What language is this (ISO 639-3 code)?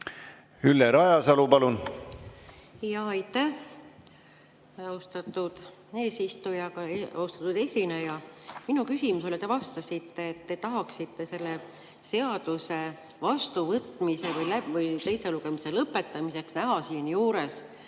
est